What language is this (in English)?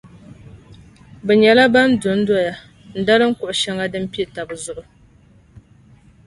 Dagbani